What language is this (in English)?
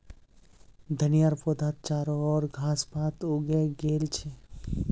Magahi